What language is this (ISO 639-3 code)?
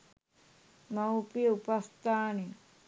sin